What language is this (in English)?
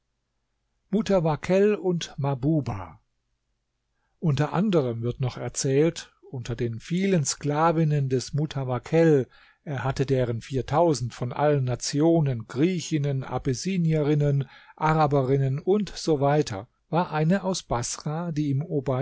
German